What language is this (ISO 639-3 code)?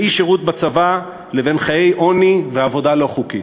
heb